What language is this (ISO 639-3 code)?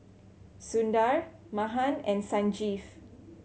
eng